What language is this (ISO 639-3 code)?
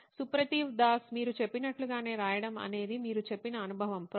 tel